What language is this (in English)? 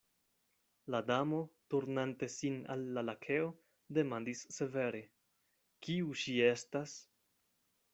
Esperanto